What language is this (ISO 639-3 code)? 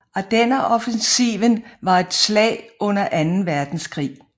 dan